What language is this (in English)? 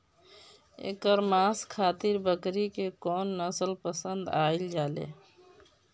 Bhojpuri